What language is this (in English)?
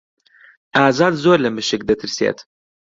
Central Kurdish